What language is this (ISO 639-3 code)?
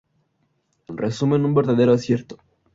spa